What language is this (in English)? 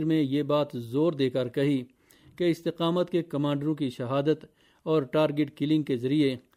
Urdu